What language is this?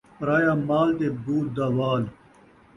Saraiki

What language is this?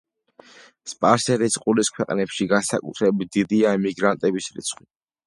Georgian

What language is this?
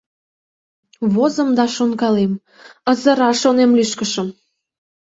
Mari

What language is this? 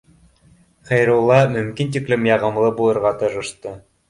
Bashkir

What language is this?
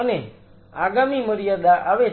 Gujarati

